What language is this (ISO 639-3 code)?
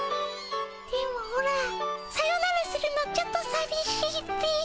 jpn